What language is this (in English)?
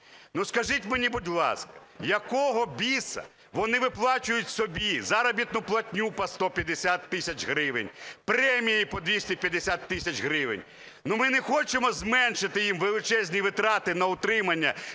Ukrainian